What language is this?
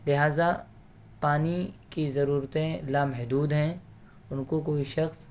Urdu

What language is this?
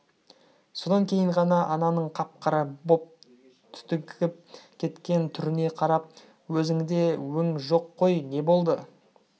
Kazakh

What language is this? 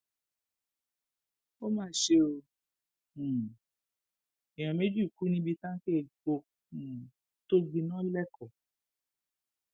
Yoruba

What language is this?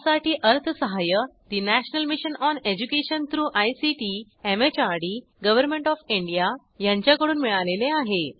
Marathi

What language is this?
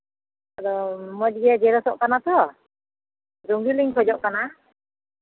Santali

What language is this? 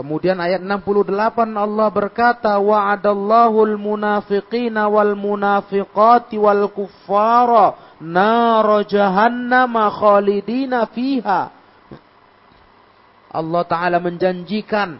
Indonesian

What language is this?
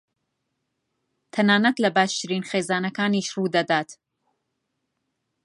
Central Kurdish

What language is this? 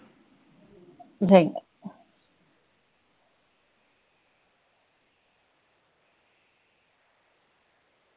Punjabi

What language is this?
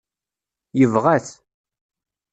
Kabyle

